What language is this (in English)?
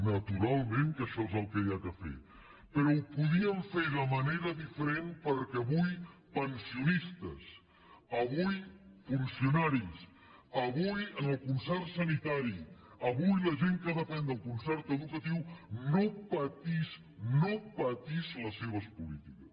Catalan